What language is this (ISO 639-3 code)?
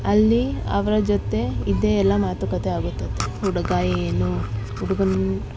kan